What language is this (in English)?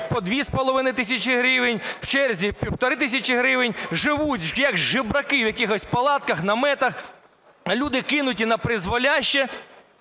Ukrainian